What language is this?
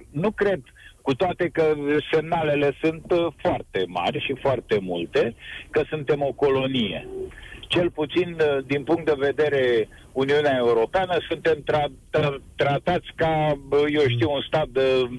Romanian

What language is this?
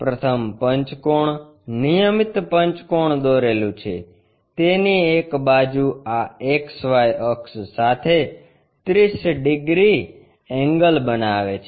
Gujarati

